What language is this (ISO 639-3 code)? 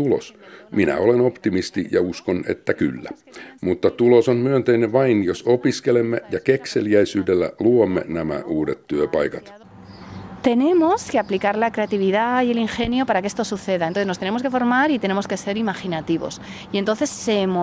fin